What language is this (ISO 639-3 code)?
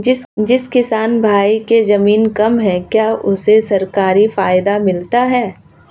hin